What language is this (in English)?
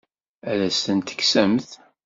Kabyle